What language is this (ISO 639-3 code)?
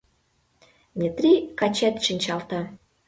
chm